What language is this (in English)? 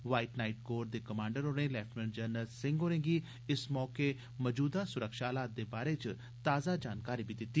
Dogri